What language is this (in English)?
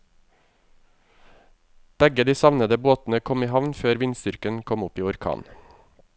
Norwegian